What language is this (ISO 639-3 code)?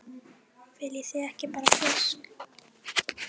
isl